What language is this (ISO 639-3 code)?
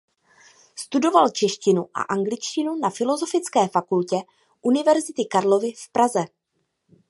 ces